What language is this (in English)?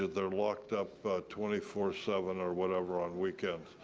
English